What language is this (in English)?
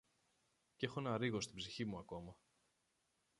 Greek